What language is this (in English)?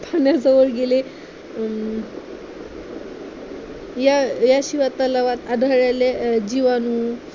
Marathi